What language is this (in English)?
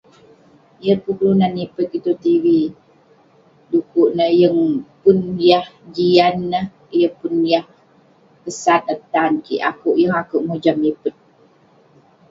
Western Penan